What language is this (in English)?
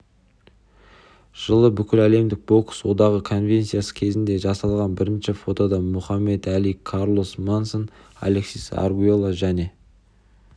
Kazakh